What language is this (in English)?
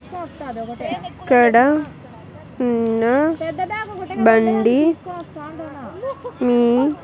Telugu